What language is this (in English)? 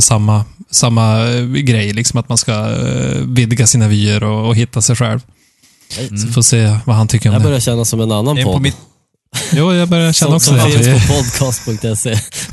Swedish